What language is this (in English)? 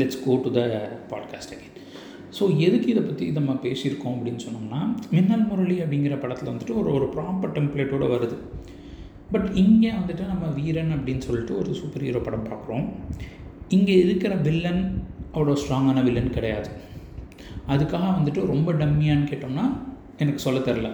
Tamil